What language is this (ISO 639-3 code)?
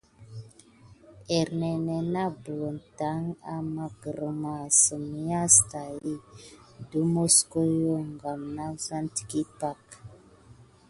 gid